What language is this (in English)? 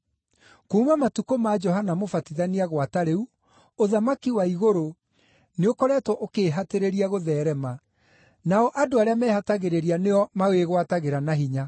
Kikuyu